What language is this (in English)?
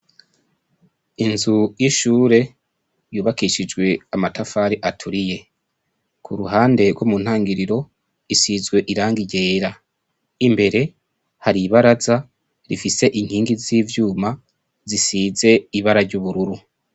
Rundi